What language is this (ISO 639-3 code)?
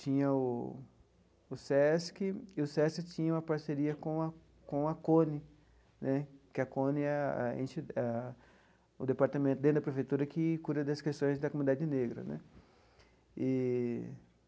por